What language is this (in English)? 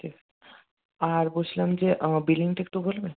Bangla